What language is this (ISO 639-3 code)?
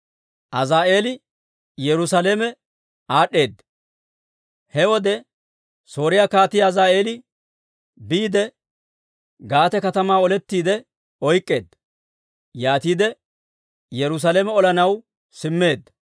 dwr